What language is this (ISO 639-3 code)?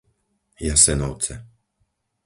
slk